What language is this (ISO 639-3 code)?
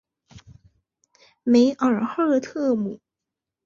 zho